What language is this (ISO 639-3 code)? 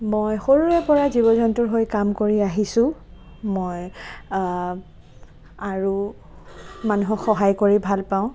asm